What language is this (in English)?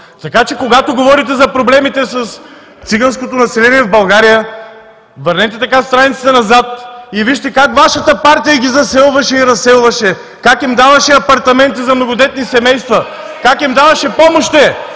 Bulgarian